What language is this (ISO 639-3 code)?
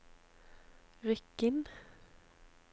nor